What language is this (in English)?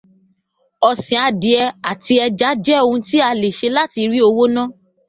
Yoruba